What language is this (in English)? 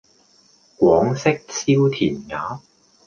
Cantonese